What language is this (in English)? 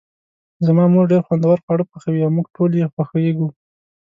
Pashto